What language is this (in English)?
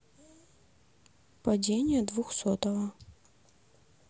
Russian